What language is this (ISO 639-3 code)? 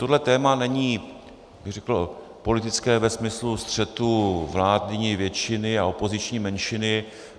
ces